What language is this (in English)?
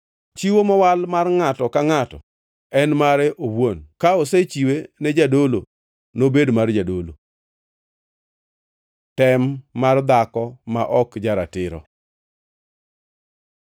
Luo (Kenya and Tanzania)